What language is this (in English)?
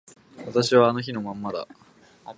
Japanese